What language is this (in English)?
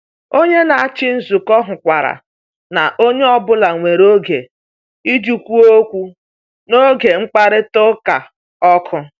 Igbo